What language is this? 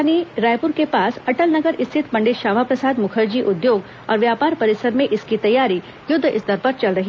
Hindi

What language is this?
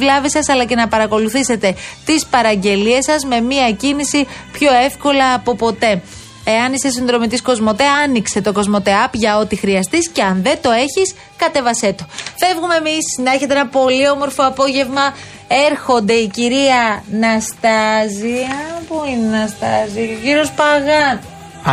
Greek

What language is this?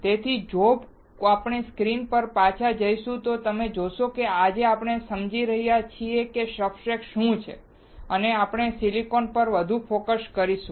Gujarati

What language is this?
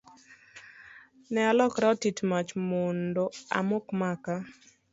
Luo (Kenya and Tanzania)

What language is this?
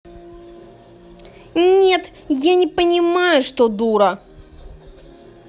Russian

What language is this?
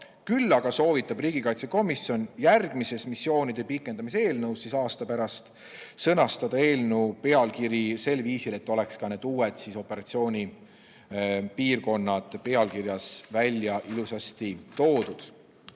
Estonian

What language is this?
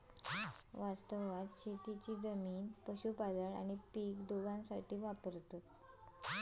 Marathi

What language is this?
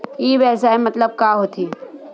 Chhattisgarhi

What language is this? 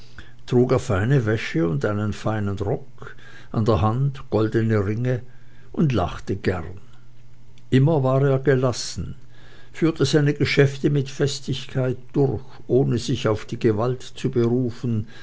German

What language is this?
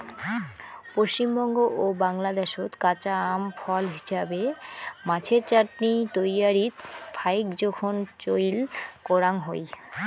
Bangla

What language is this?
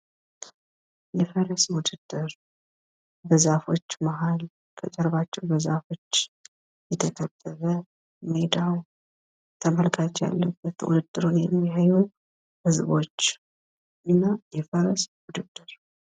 Amharic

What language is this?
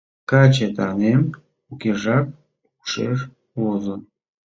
Mari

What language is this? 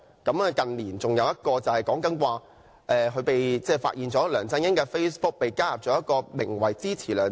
Cantonese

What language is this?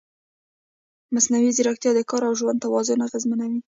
Pashto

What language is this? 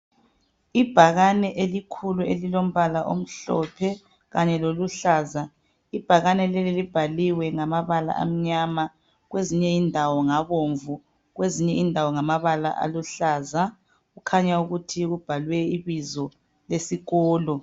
North Ndebele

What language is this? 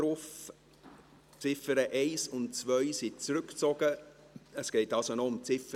Swiss German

